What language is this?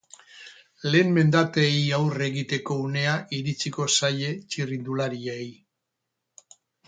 Basque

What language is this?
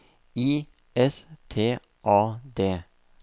Norwegian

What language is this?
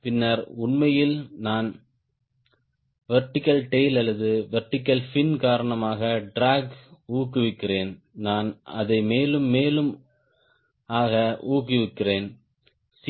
Tamil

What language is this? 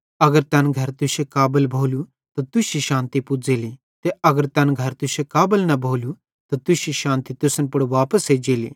Bhadrawahi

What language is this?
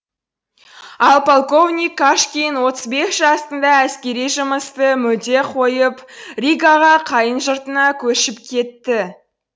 Kazakh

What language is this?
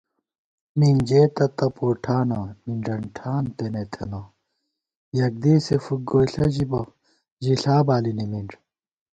Gawar-Bati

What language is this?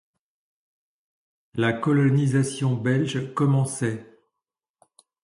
French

